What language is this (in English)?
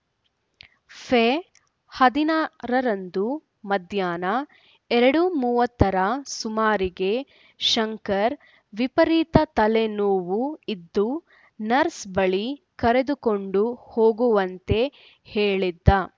Kannada